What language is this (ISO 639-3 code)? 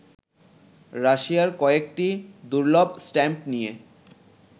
ben